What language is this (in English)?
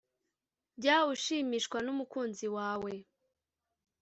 Kinyarwanda